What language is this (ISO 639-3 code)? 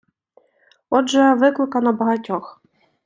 ukr